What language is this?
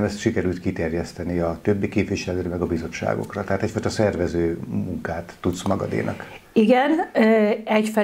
Hungarian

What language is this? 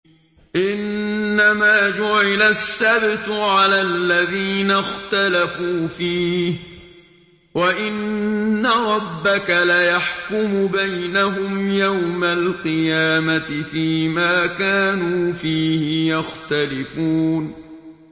Arabic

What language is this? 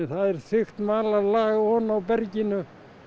Icelandic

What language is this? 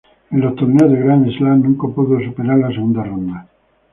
Spanish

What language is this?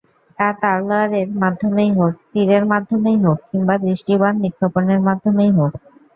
Bangla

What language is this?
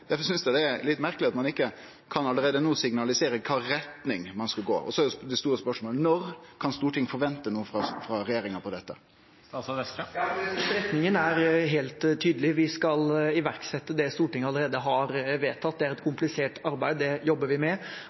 Norwegian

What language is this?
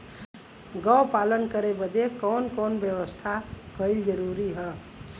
Bhojpuri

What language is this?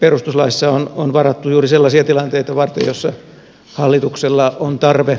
Finnish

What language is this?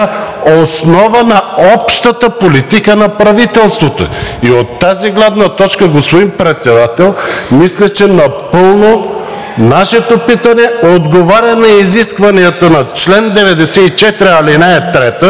Bulgarian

